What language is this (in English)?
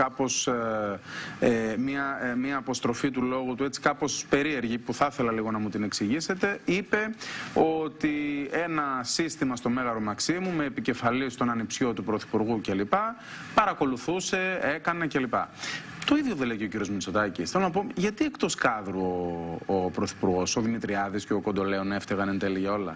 Greek